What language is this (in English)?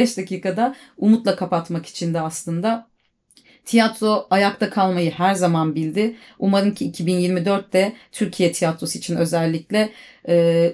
Turkish